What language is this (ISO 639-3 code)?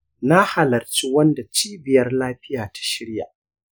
hau